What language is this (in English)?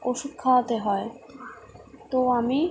Bangla